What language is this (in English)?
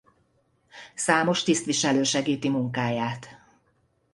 Hungarian